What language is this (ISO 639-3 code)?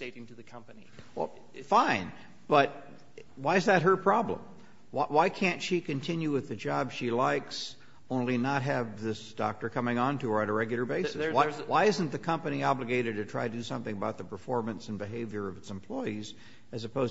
eng